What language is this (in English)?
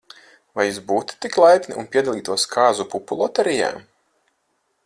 Latvian